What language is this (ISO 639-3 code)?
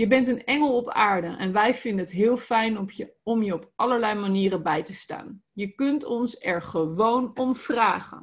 nld